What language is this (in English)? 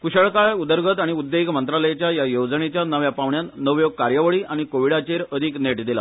Konkani